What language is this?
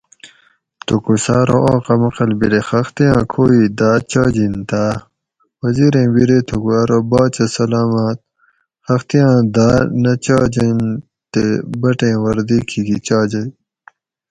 Gawri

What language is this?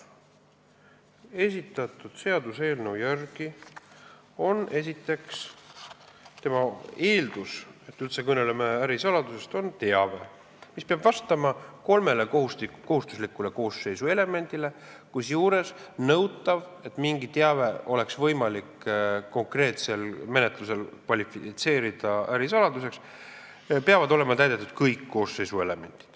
Estonian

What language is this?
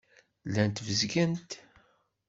Kabyle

